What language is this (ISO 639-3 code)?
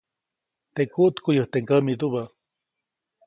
zoc